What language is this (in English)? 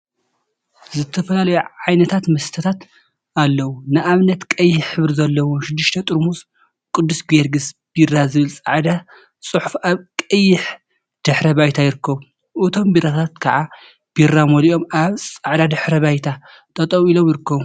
Tigrinya